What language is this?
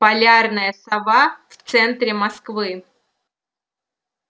Russian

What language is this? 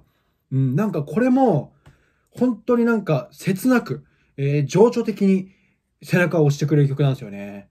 Japanese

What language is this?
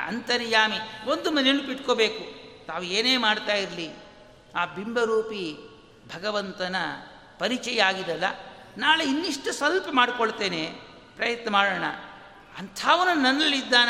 Kannada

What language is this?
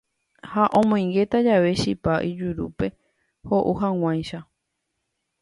Guarani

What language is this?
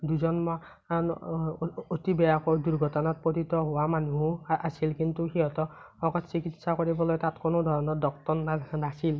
Assamese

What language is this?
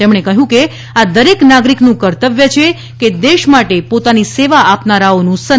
Gujarati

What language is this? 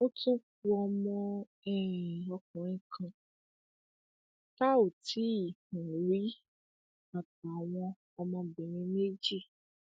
Yoruba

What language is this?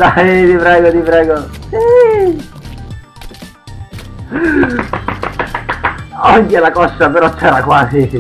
Italian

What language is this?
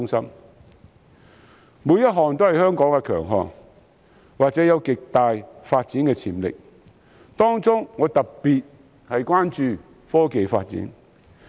Cantonese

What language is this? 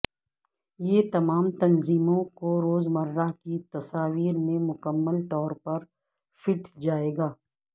Urdu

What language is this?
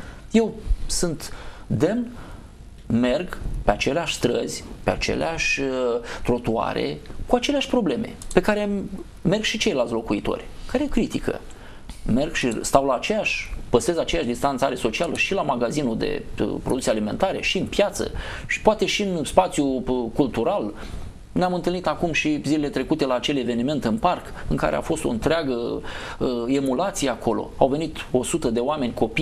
Romanian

